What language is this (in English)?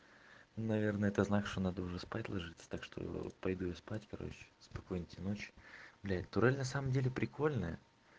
Russian